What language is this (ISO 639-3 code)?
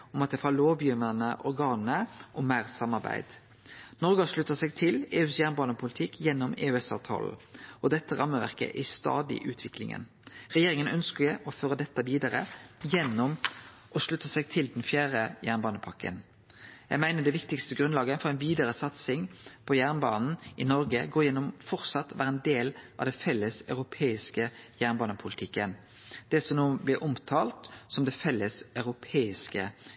nno